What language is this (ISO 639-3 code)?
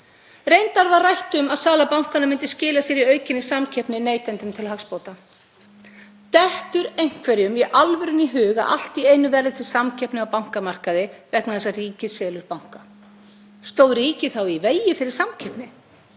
isl